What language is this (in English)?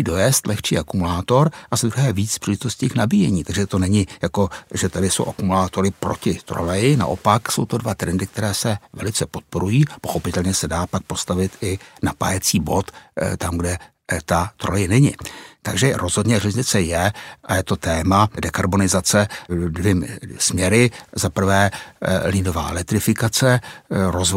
Czech